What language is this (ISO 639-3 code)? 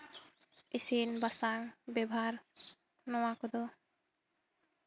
sat